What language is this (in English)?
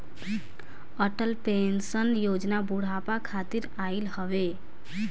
Bhojpuri